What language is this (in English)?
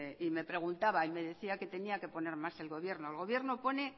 Spanish